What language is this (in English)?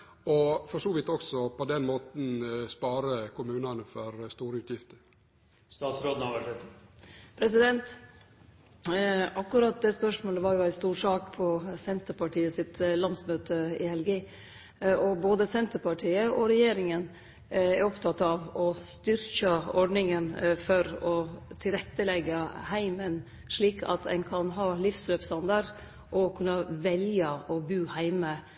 Norwegian Nynorsk